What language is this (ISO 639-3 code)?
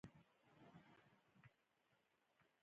pus